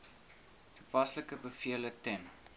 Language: Afrikaans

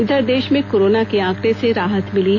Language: Hindi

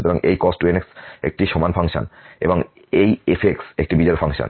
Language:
Bangla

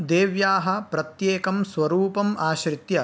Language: Sanskrit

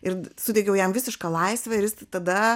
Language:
Lithuanian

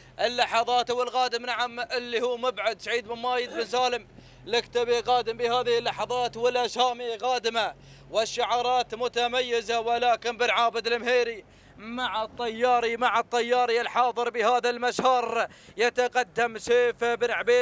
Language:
Arabic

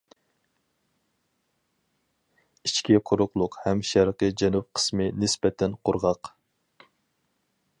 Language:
Uyghur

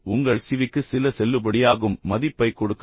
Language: Tamil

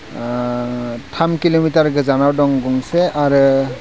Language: Bodo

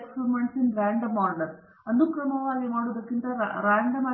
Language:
Kannada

